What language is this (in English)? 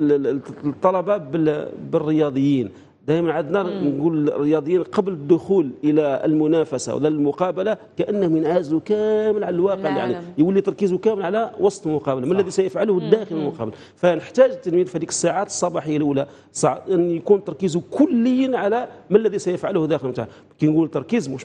Arabic